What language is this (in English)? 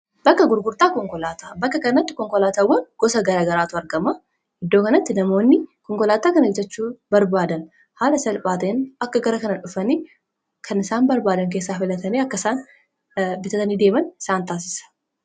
Oromo